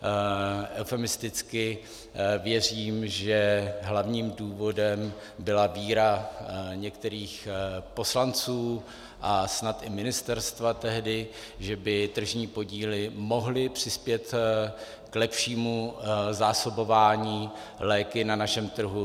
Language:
Czech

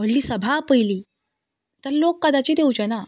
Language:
Konkani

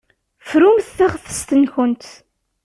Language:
Kabyle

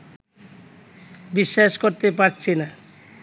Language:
Bangla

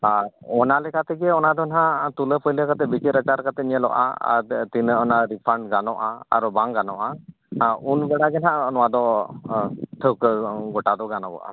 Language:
Santali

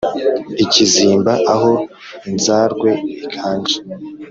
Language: Kinyarwanda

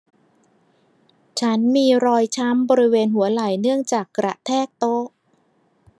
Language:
Thai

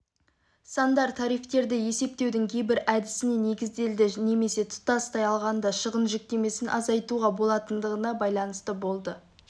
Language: Kazakh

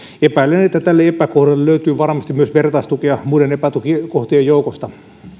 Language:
Finnish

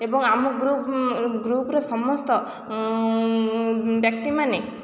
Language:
Odia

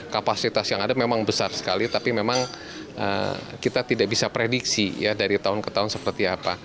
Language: Indonesian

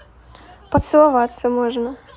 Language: Russian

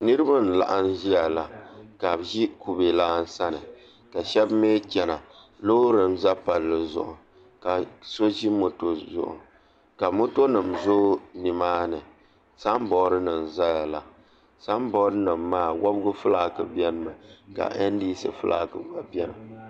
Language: Dagbani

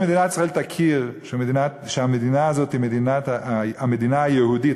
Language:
Hebrew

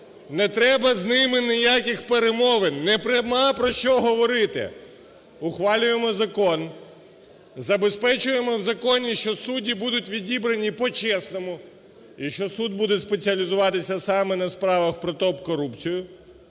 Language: Ukrainian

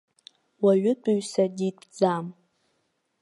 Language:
Abkhazian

